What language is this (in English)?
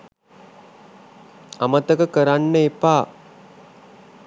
Sinhala